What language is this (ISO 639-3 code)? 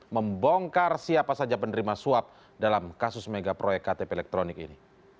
ind